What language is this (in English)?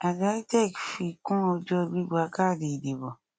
Yoruba